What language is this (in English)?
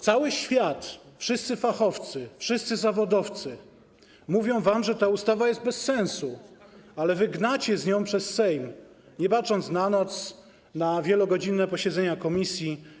Polish